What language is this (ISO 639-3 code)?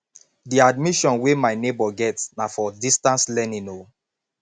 pcm